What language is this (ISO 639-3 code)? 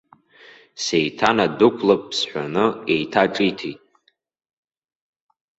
abk